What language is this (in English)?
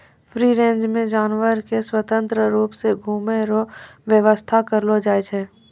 Maithili